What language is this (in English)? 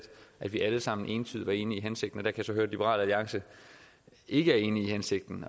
Danish